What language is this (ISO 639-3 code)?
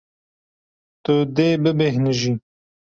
kur